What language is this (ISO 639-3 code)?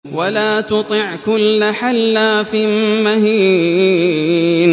ara